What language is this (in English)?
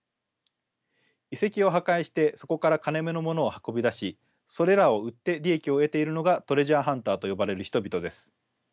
Japanese